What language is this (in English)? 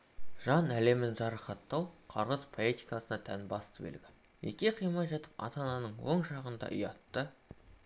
Kazakh